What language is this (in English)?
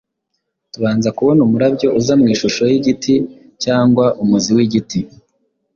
Kinyarwanda